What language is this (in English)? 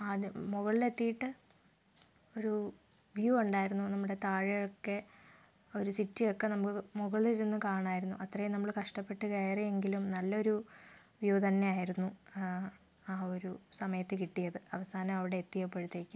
Malayalam